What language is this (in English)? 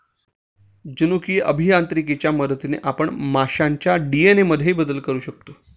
Marathi